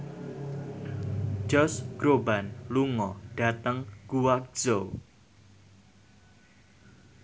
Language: Javanese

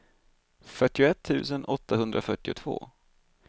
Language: Swedish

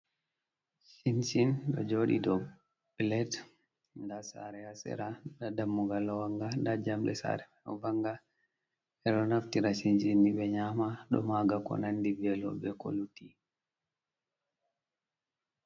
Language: Fula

